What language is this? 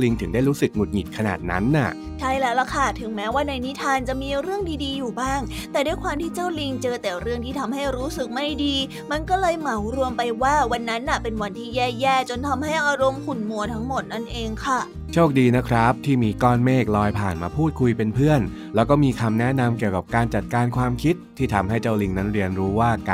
Thai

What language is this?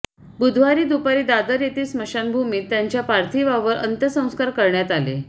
Marathi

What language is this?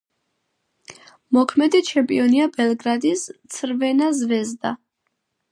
Georgian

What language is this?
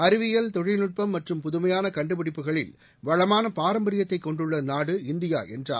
Tamil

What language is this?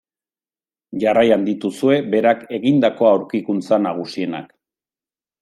Basque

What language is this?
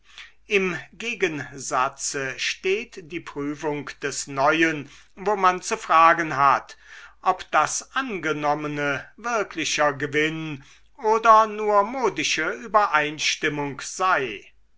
German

